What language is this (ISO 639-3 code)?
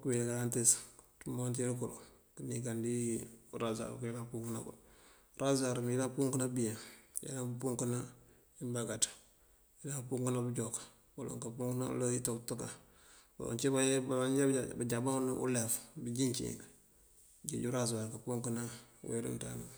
mfv